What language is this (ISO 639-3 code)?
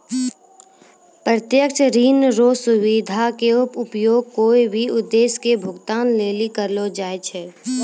mai